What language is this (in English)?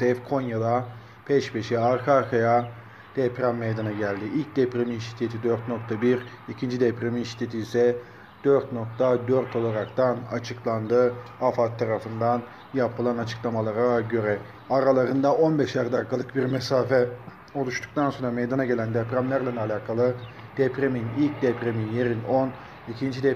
Turkish